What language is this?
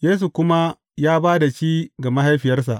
Hausa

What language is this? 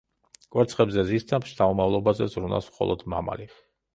Georgian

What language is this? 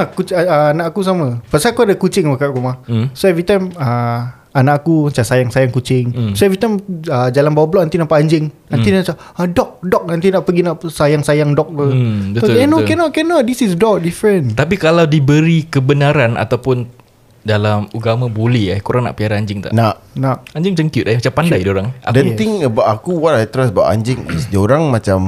Malay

